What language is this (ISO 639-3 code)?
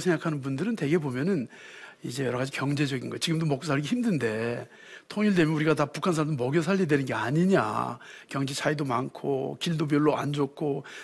kor